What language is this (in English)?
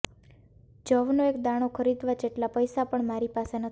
Gujarati